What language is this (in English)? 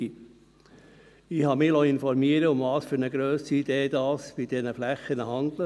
Swiss German